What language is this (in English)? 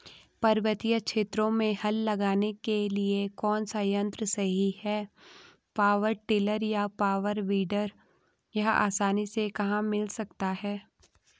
Hindi